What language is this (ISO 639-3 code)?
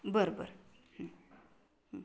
mar